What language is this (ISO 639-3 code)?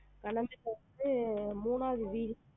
tam